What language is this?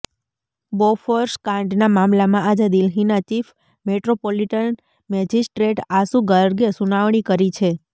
Gujarati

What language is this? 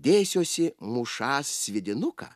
Lithuanian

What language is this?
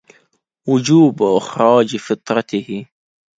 Arabic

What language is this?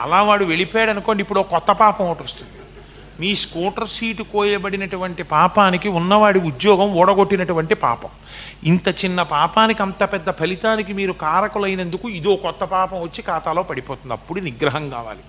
Telugu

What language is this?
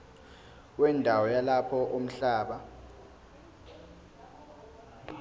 Zulu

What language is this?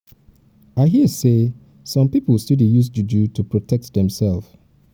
Nigerian Pidgin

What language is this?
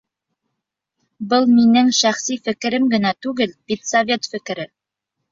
Bashkir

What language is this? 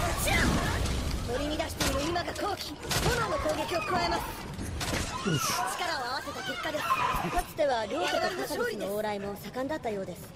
Japanese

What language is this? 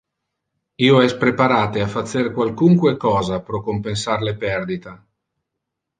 Interlingua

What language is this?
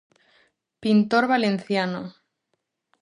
Galician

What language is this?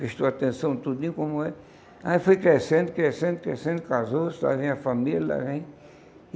Portuguese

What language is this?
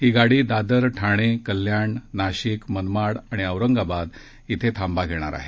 Marathi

